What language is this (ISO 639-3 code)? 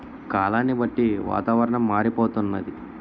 tel